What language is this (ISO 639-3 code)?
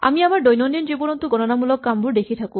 asm